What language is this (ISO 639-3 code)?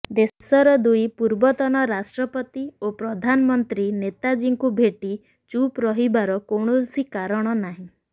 ori